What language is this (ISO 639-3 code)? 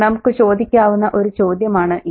mal